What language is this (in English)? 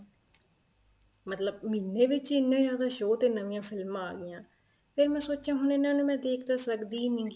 Punjabi